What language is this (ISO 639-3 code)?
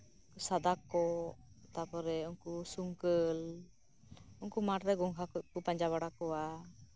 sat